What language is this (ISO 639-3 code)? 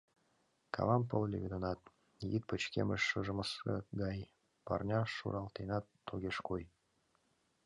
chm